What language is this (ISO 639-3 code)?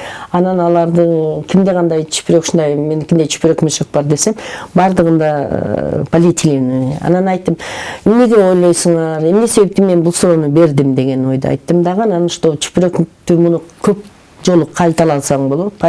tur